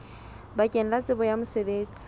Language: Southern Sotho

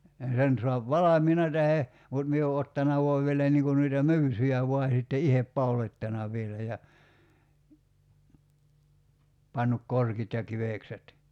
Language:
Finnish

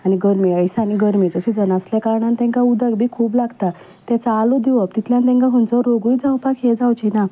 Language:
Konkani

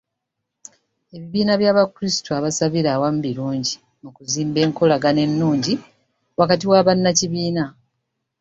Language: Ganda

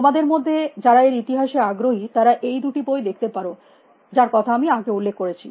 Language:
Bangla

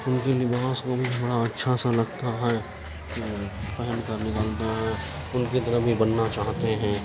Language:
Urdu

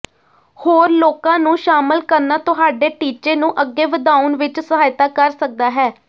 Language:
Punjabi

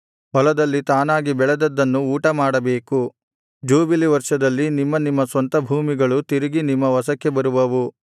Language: Kannada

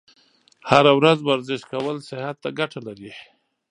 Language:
Pashto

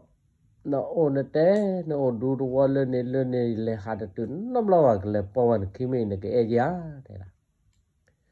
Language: Vietnamese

